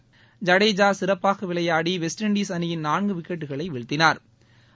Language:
Tamil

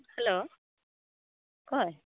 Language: Santali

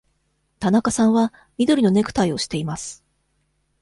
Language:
Japanese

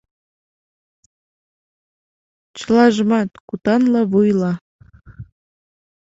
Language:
Mari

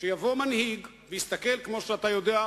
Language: Hebrew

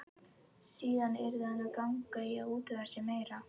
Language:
Icelandic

